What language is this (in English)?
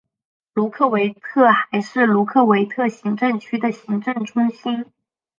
Chinese